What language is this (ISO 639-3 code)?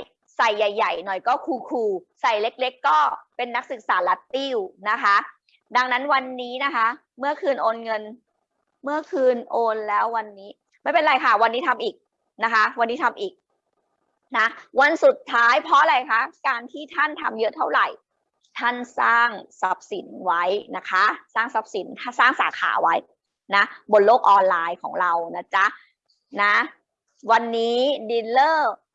tha